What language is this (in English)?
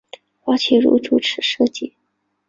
Chinese